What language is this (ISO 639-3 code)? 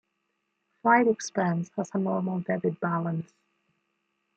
eng